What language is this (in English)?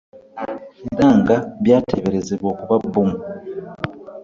Ganda